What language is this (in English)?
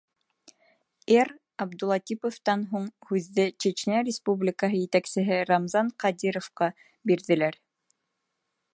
Bashkir